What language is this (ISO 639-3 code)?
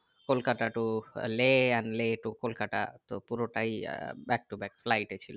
ben